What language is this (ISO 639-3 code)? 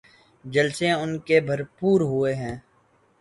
urd